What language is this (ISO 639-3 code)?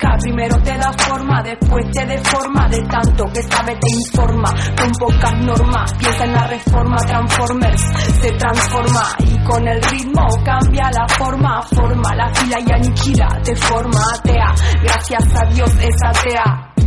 spa